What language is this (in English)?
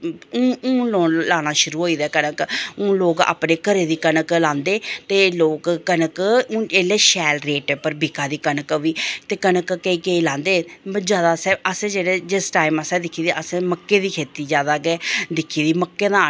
Dogri